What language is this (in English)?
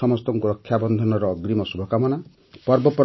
Odia